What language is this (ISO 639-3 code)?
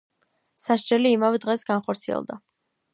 kat